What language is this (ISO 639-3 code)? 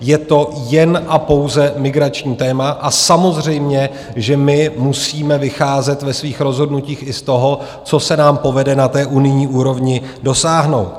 ces